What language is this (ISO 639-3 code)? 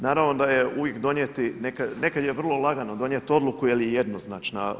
hrv